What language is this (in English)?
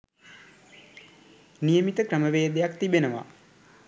Sinhala